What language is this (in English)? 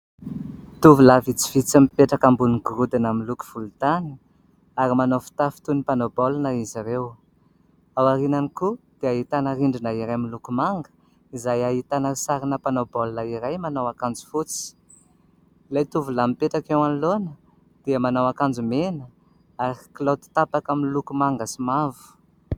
Malagasy